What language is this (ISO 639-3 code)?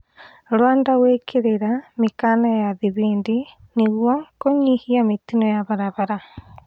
kik